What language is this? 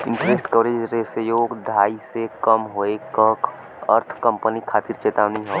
Bhojpuri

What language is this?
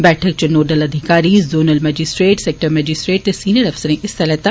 Dogri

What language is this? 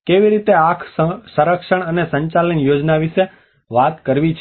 Gujarati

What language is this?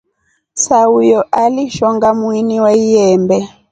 Rombo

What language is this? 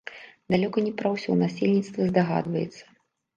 Belarusian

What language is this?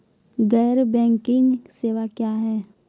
Maithili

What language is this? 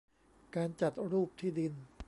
Thai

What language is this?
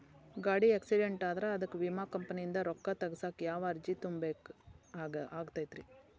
Kannada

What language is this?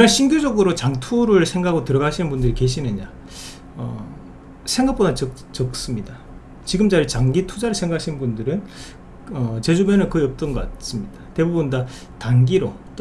Korean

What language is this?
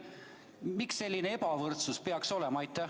Estonian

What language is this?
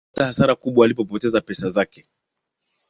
Swahili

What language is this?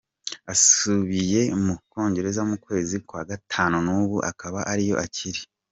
Kinyarwanda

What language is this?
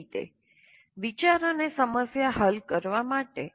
Gujarati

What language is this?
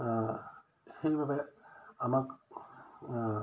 Assamese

